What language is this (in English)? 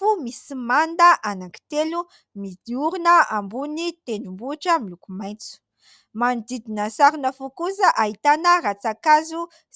Malagasy